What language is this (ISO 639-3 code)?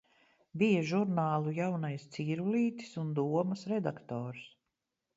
lav